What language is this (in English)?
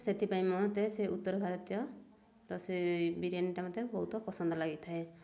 Odia